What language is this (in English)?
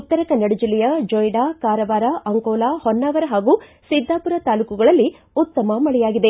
Kannada